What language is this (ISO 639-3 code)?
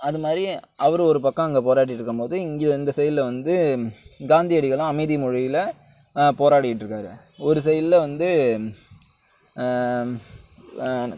tam